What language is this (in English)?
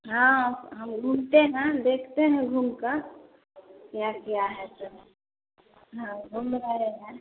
Hindi